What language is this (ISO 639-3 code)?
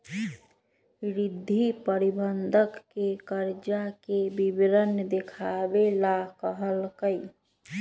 mag